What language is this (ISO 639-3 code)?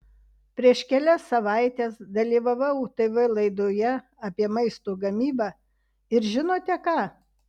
lit